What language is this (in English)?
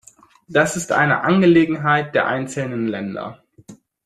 German